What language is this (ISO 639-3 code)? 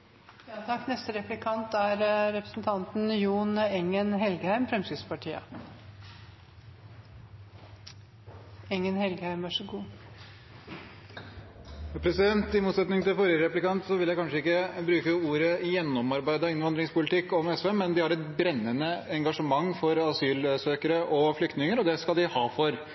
nob